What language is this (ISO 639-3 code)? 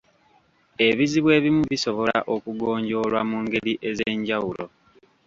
lug